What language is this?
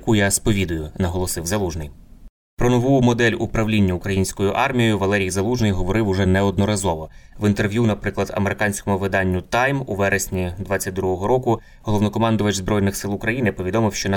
Ukrainian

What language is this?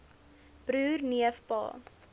Afrikaans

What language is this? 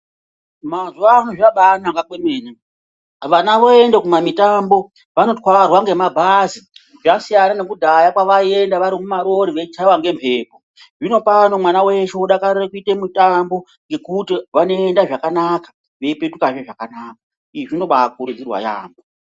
Ndau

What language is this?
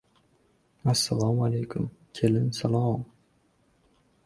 Uzbek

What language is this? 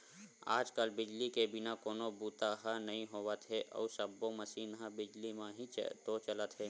Chhattisgarhi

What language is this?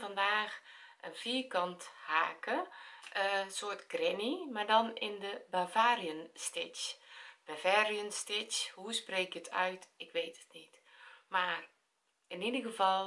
Dutch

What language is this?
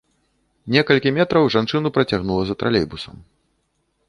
Belarusian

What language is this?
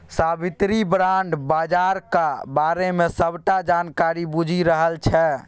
Maithili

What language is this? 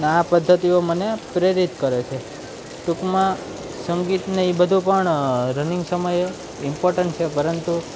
Gujarati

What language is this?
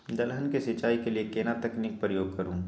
Maithili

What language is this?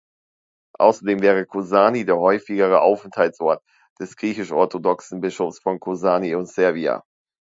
German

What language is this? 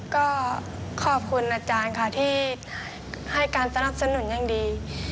Thai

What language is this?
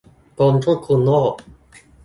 Thai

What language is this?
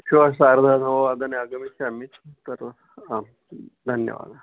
Sanskrit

